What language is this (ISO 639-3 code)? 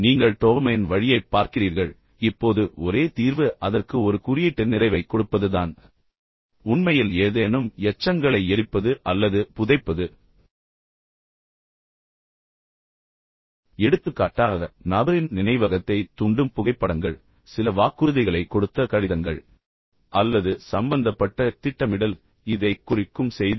tam